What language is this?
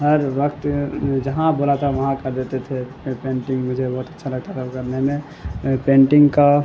Urdu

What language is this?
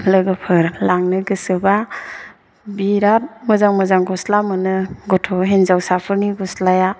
Bodo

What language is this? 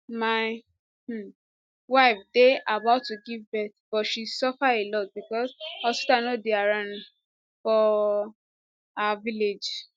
Nigerian Pidgin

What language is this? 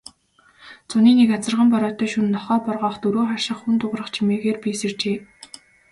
Mongolian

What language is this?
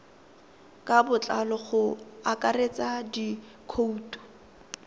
Tswana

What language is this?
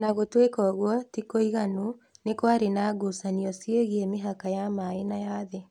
Kikuyu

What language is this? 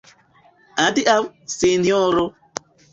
Esperanto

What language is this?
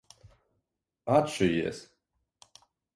Latvian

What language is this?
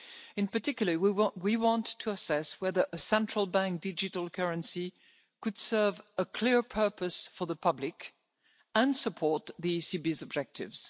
English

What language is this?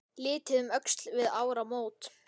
Icelandic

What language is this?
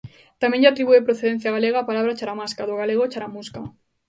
Galician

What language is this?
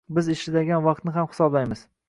Uzbek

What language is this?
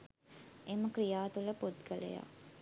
Sinhala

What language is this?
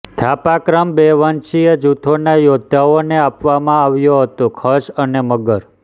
Gujarati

